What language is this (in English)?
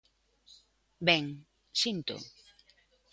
Galician